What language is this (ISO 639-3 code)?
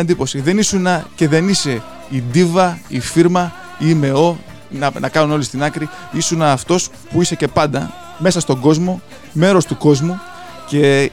ell